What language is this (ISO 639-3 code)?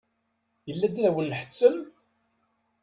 kab